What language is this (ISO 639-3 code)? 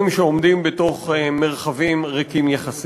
heb